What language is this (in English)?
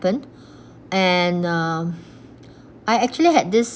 English